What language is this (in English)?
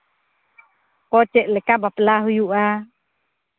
Santali